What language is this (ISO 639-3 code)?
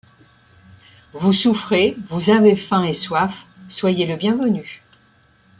fra